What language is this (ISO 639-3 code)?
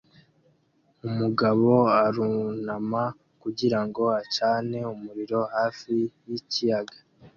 kin